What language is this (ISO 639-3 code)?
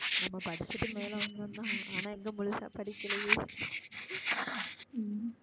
tam